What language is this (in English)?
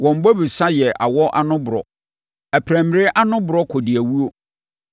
Akan